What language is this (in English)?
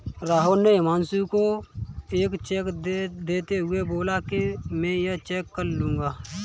Hindi